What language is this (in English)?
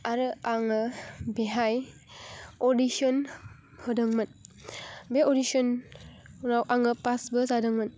Bodo